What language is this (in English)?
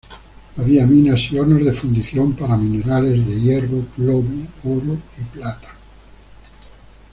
Spanish